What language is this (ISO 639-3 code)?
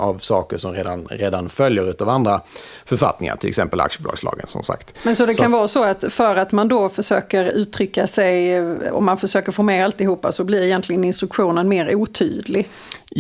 swe